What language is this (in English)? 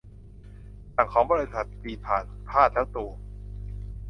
Thai